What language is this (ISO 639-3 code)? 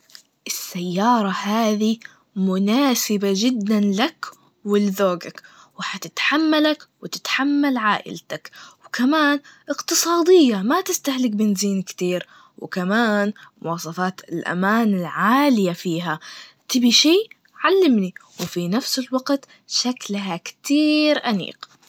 ars